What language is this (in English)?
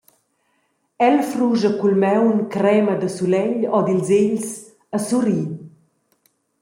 Romansh